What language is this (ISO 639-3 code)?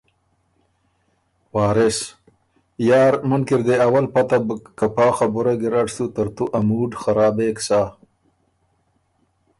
oru